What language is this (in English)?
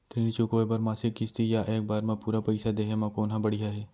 Chhattisgarhi